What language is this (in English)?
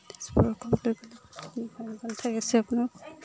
Assamese